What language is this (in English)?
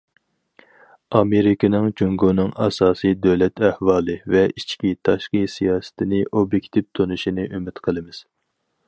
Uyghur